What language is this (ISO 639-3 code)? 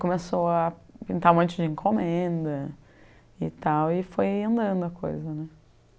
por